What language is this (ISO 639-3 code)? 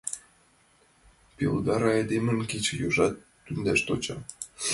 chm